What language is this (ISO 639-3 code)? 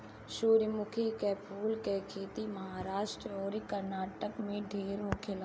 bho